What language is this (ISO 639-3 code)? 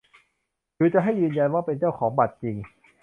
tha